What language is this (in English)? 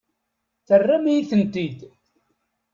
Kabyle